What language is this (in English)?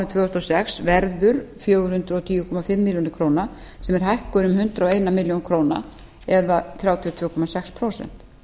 Icelandic